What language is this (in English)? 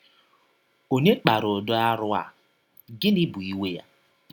Igbo